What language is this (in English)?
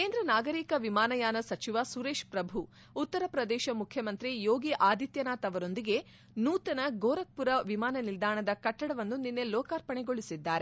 Kannada